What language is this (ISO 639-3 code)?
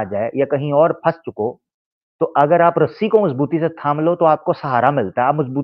hin